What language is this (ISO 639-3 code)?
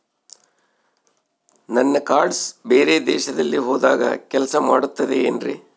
kan